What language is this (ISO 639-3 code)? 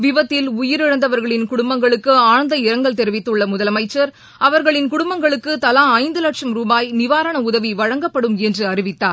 tam